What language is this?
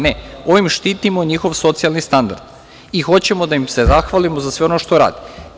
Serbian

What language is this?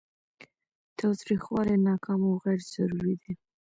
Pashto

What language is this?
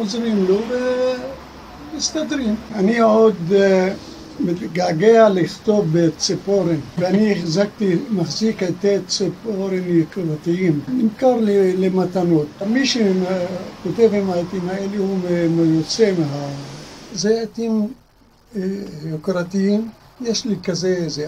Hebrew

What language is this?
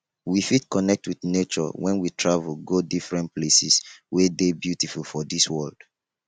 Nigerian Pidgin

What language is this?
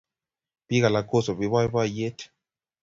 Kalenjin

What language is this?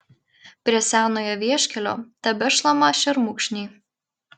Lithuanian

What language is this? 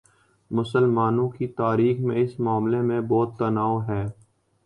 Urdu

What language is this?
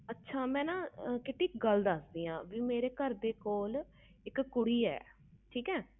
Punjabi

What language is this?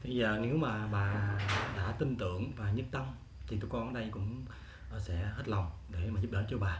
Vietnamese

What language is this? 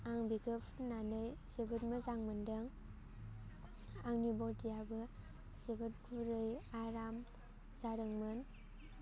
Bodo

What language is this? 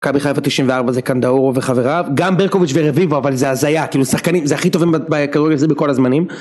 Hebrew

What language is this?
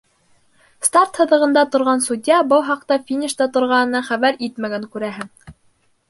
Bashkir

